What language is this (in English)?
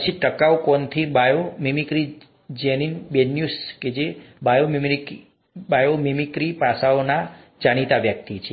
Gujarati